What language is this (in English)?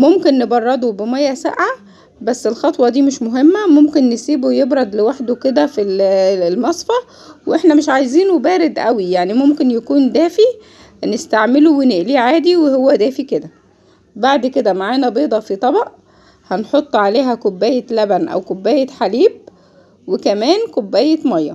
Arabic